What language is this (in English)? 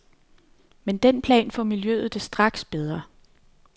Danish